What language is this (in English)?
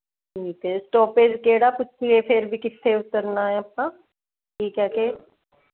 Punjabi